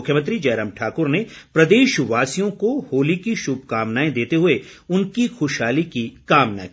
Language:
Hindi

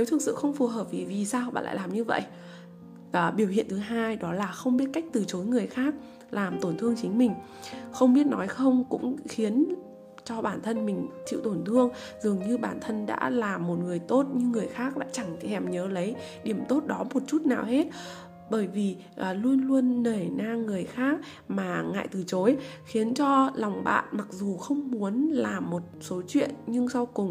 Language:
Vietnamese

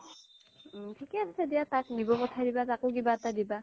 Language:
Assamese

